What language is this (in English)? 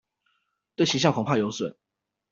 Chinese